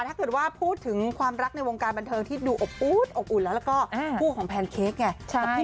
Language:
Thai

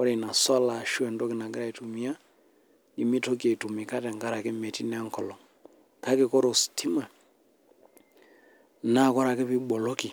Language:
Masai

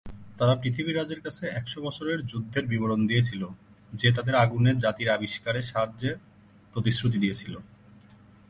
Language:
Bangla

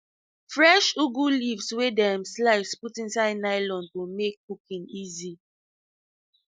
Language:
Nigerian Pidgin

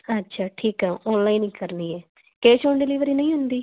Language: Punjabi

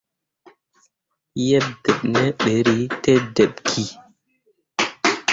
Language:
Mundang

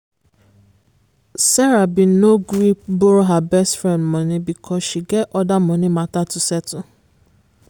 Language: Nigerian Pidgin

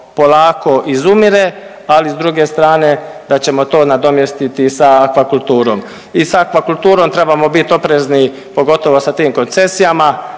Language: Croatian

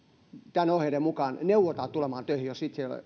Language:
Finnish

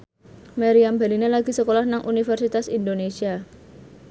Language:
Javanese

